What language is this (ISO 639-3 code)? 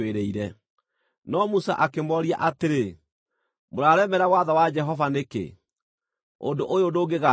kik